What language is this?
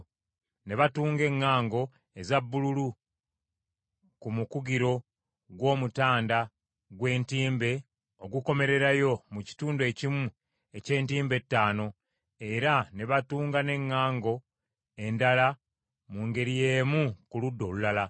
Ganda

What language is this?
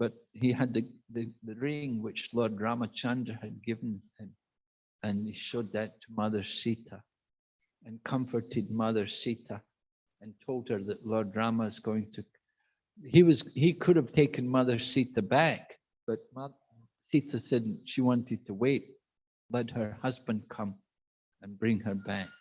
English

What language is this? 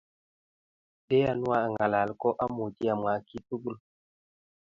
Kalenjin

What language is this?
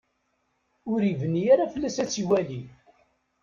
Kabyle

